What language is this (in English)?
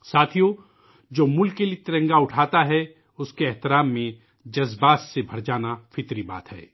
Urdu